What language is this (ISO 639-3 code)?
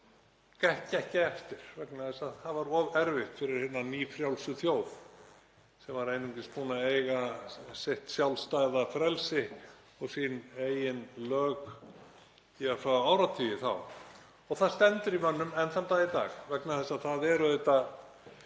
isl